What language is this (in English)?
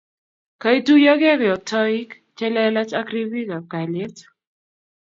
Kalenjin